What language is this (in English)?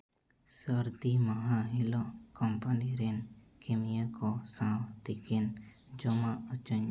Santali